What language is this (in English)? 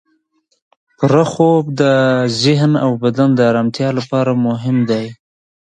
Pashto